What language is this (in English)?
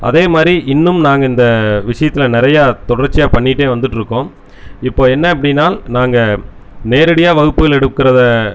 Tamil